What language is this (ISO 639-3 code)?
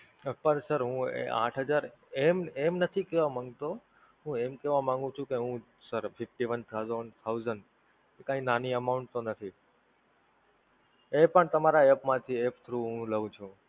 guj